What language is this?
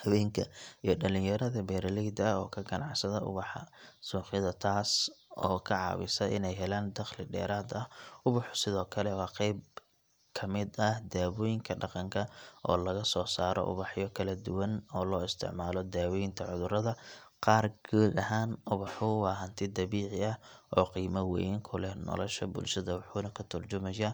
Somali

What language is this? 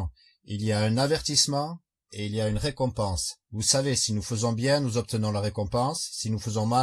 French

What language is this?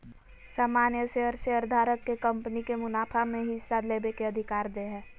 Magahi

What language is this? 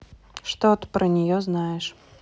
Russian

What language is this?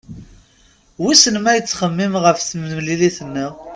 Kabyle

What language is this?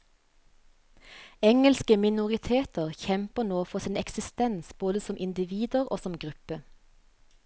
Norwegian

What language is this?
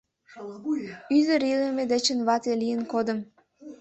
Mari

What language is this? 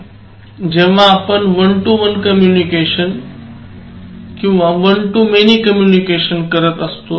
Marathi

